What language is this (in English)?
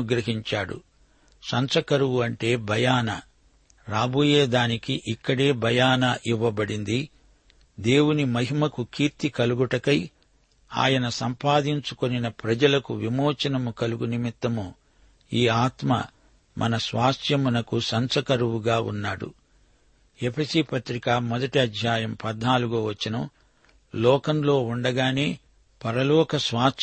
Telugu